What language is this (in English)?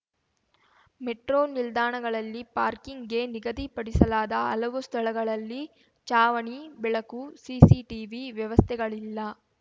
Kannada